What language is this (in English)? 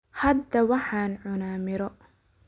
Somali